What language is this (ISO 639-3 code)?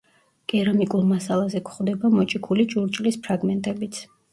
kat